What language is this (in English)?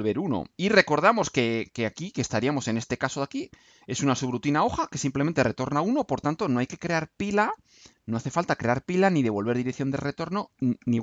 Spanish